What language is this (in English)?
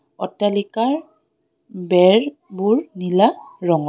Assamese